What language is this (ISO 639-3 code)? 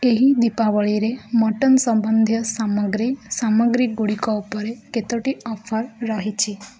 ori